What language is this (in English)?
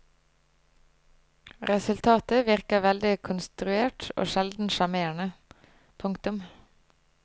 Norwegian